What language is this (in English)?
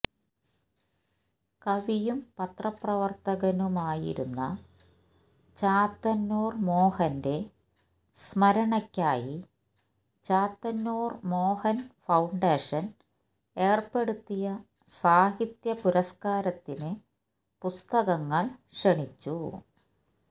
Malayalam